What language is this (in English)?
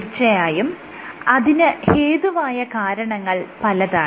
Malayalam